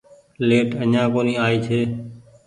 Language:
Goaria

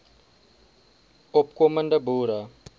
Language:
Afrikaans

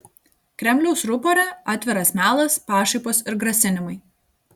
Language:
Lithuanian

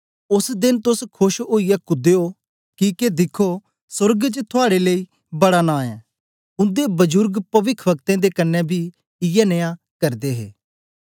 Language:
Dogri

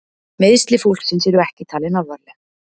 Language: Icelandic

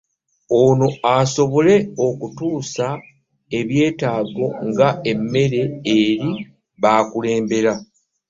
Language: Ganda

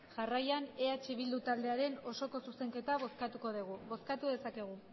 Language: Basque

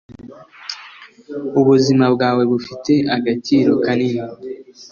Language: Kinyarwanda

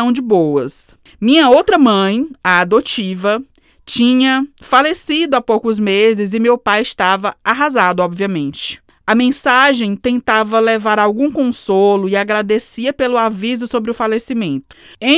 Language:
Portuguese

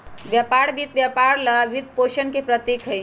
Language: Magahi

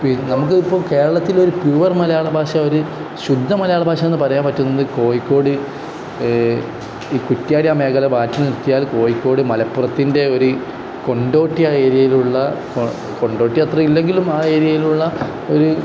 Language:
Malayalam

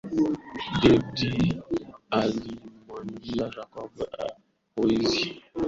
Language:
Swahili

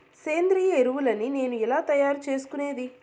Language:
Telugu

